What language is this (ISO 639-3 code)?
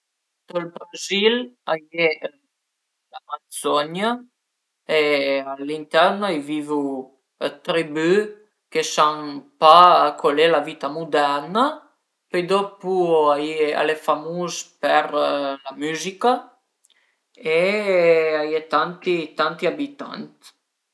pms